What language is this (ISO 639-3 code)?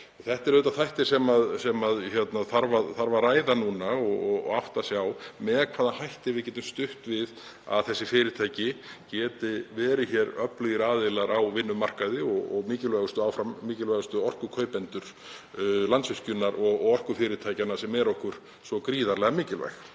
isl